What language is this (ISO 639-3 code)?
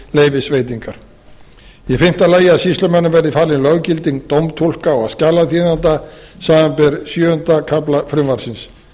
isl